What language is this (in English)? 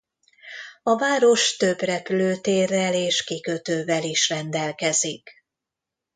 Hungarian